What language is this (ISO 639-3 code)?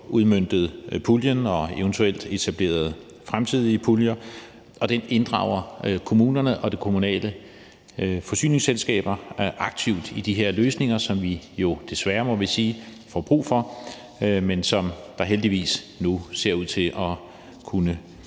dan